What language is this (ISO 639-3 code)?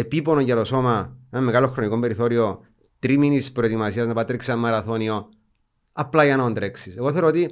ell